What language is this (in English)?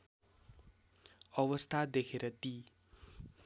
Nepali